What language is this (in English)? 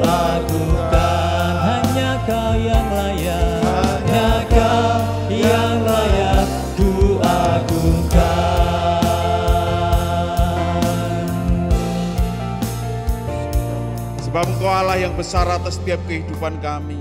Indonesian